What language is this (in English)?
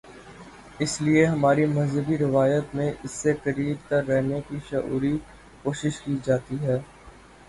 Urdu